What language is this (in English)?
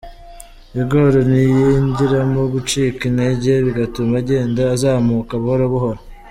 Kinyarwanda